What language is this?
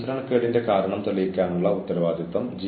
Malayalam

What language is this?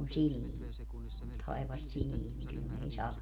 Finnish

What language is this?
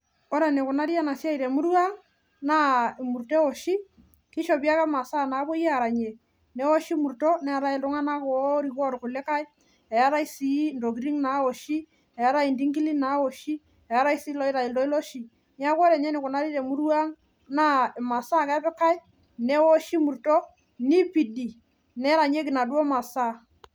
Masai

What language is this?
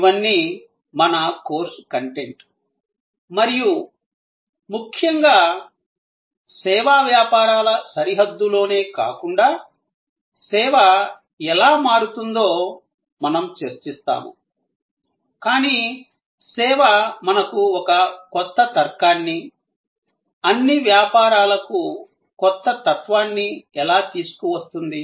Telugu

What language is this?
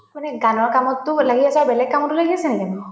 Assamese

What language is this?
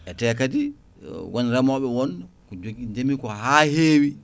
Fula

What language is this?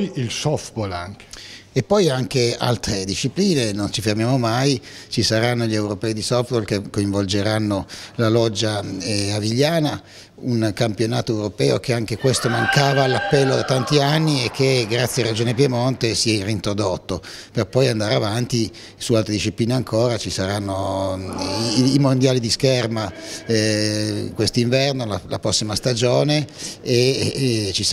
Italian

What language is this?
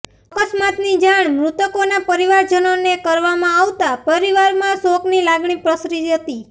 Gujarati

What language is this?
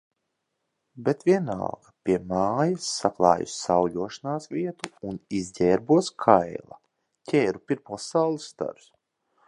Latvian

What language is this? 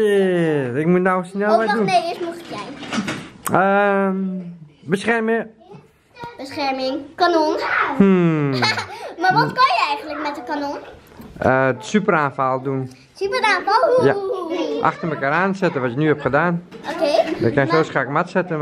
Dutch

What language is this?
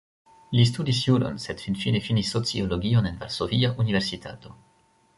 Esperanto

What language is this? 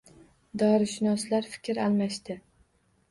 Uzbek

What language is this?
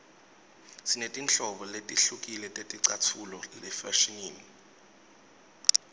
Swati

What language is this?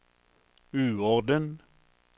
Norwegian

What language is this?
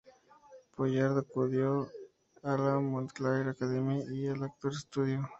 Spanish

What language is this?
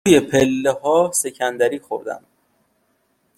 Persian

